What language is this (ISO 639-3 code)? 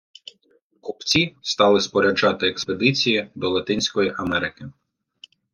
ukr